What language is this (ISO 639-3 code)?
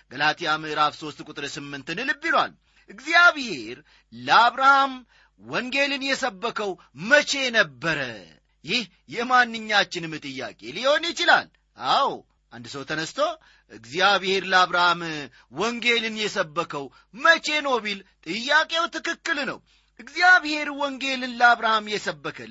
amh